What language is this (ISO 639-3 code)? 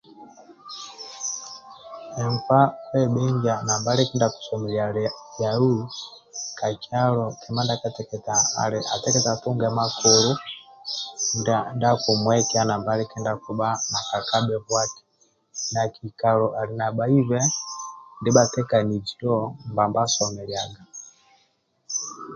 rwm